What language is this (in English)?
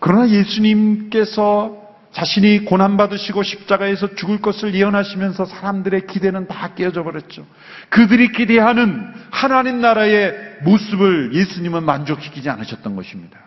Korean